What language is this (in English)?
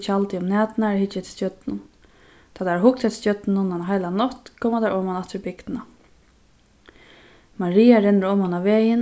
Faroese